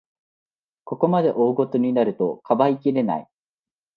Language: Japanese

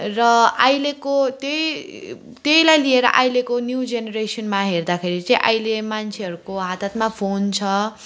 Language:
Nepali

